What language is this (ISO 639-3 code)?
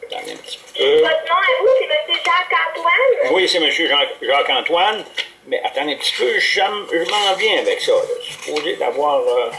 fra